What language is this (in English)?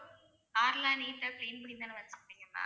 Tamil